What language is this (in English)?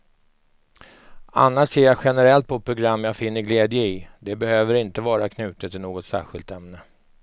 Swedish